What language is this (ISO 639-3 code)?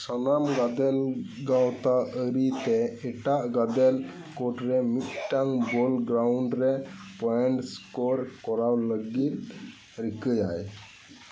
sat